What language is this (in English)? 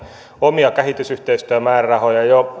Finnish